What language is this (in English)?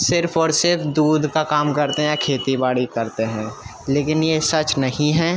Urdu